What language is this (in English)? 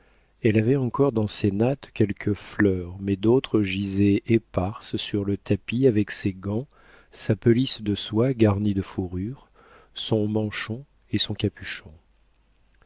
French